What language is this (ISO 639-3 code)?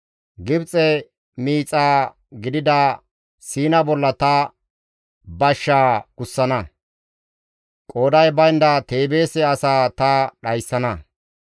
gmv